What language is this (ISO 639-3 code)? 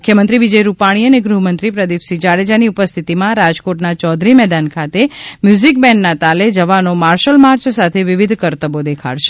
guj